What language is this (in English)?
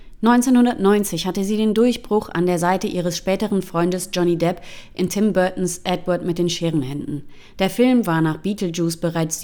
German